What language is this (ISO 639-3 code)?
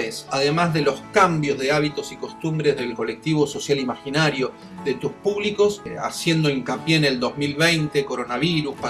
spa